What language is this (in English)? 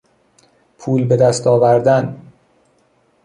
Persian